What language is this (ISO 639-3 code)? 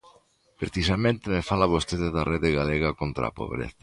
glg